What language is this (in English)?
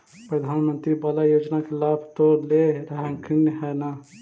Magahi